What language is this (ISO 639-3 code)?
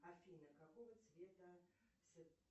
rus